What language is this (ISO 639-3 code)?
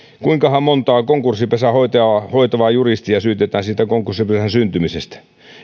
fin